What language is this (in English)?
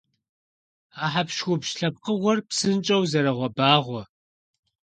Kabardian